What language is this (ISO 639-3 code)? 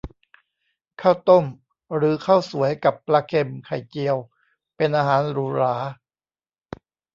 tha